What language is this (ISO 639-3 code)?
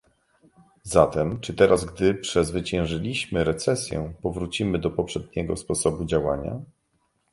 pol